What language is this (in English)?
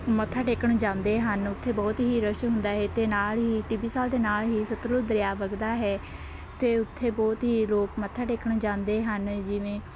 Punjabi